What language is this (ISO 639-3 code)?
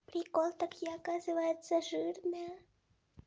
rus